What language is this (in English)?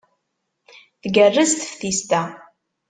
Kabyle